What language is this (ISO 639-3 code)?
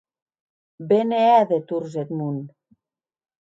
oci